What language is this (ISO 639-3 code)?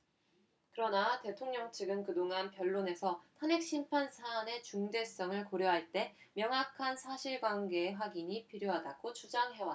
kor